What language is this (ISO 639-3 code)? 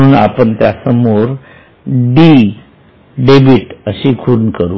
mar